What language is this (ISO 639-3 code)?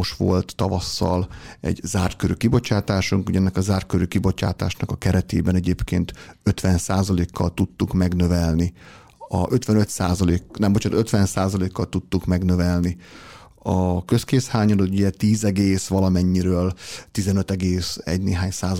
hun